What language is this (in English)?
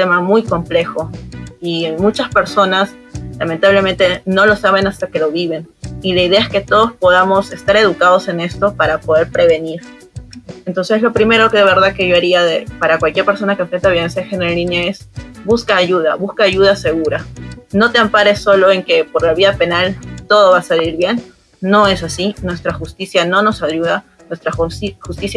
Spanish